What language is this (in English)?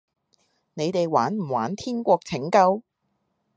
Cantonese